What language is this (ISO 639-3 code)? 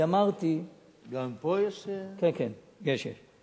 heb